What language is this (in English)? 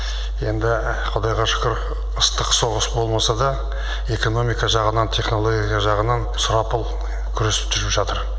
Kazakh